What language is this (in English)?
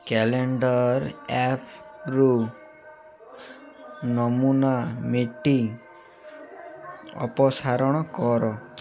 Odia